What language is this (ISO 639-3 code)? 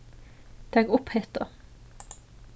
fao